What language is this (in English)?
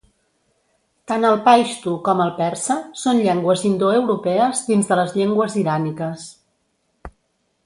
Catalan